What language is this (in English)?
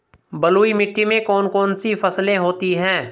Hindi